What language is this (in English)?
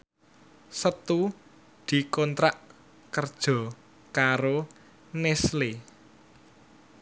Javanese